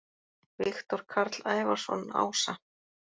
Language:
Icelandic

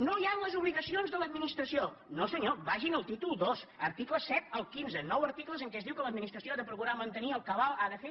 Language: Catalan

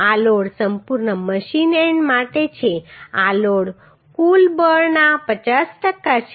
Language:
Gujarati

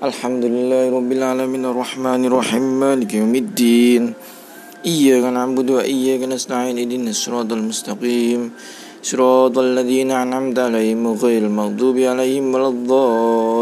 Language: Indonesian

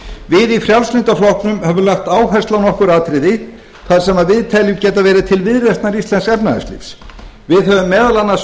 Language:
Icelandic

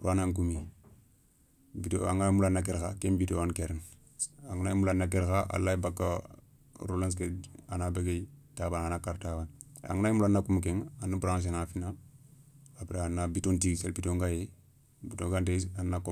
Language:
Soninke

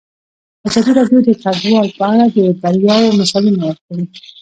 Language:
Pashto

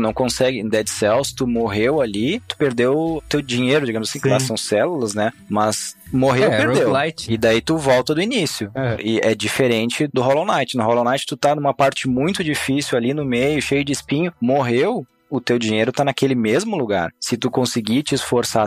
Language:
Portuguese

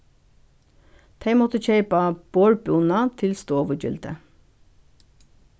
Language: Faroese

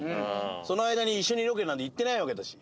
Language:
Japanese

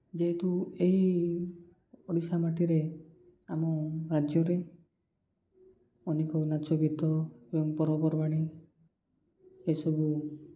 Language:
Odia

